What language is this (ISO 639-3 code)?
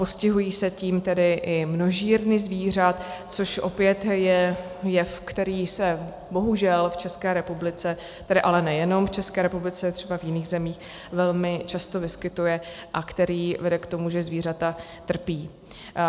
ces